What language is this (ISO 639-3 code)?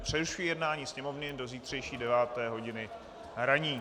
ces